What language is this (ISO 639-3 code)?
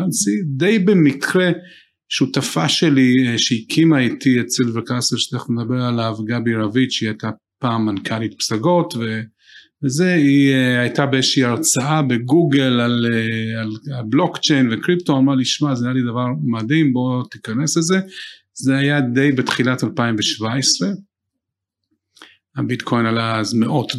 heb